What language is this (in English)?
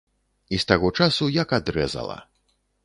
Belarusian